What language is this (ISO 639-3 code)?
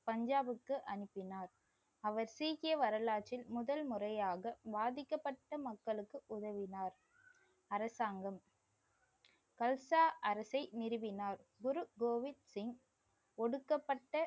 tam